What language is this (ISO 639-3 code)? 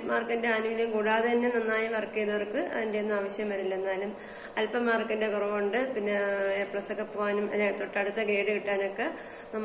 ron